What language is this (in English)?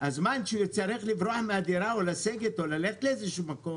Hebrew